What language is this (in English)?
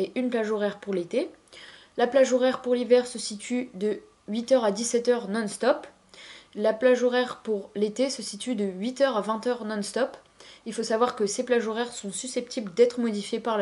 French